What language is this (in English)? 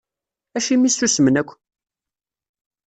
Kabyle